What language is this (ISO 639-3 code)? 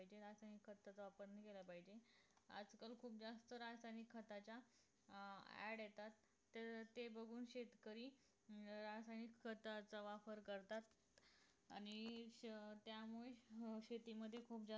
mar